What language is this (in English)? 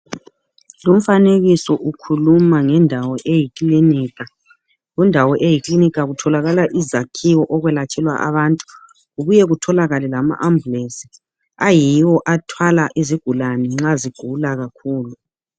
North Ndebele